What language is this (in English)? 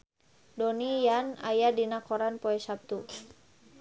Sundanese